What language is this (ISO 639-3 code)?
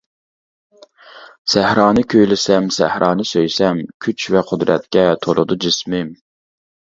uig